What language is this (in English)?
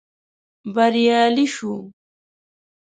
Pashto